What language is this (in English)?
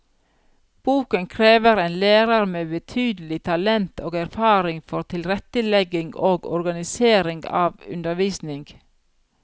Norwegian